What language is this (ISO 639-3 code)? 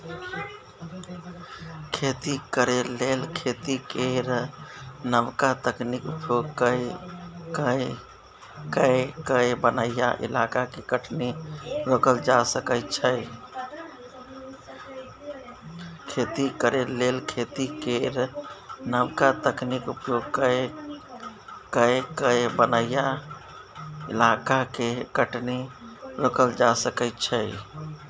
mai